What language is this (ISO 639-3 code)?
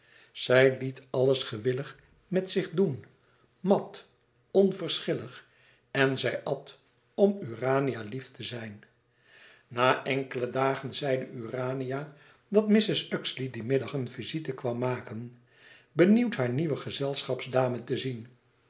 nld